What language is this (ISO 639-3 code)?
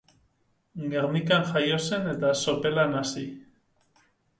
eus